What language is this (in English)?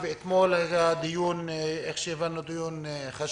Hebrew